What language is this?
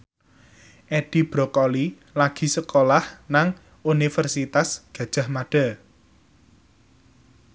Javanese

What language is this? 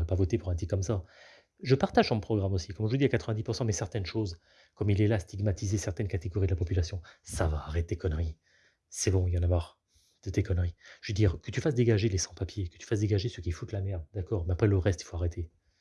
French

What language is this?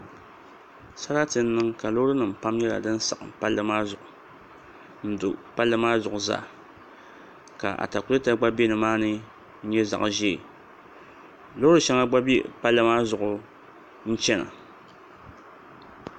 Dagbani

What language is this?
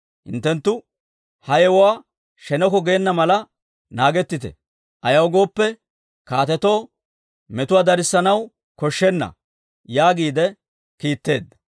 Dawro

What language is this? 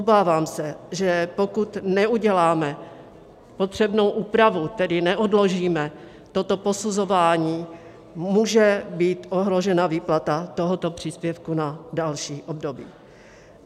Czech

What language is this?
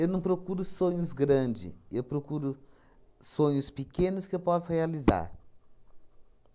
Portuguese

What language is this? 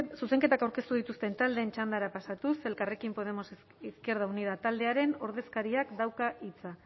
Basque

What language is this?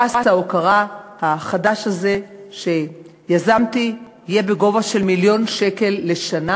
Hebrew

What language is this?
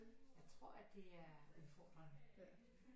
Danish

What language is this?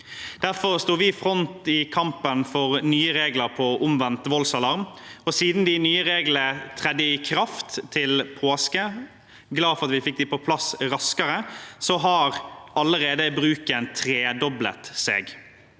Norwegian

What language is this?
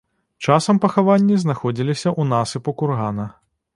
Belarusian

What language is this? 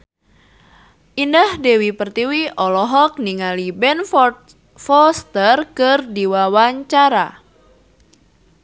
Sundanese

